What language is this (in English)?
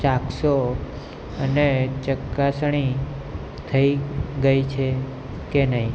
Gujarati